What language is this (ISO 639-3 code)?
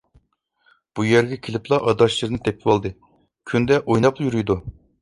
uig